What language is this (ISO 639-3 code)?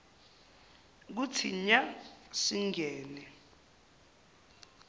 zul